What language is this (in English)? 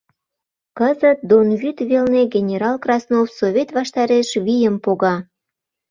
Mari